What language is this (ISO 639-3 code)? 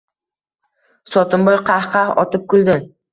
uzb